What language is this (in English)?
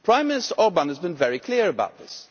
English